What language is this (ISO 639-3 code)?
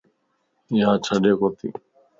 lss